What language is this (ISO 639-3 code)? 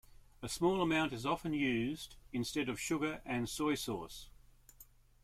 eng